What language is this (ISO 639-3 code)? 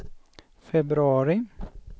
swe